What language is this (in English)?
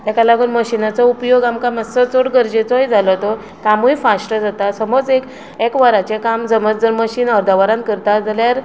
Konkani